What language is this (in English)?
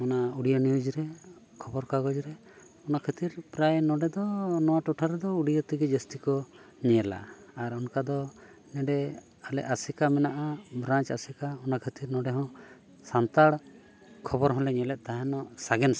Santali